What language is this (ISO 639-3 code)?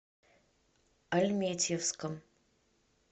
rus